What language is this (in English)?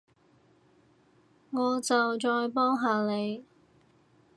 Cantonese